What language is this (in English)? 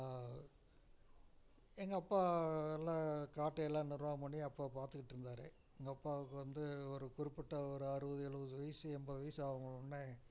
Tamil